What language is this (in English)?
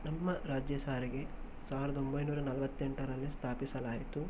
Kannada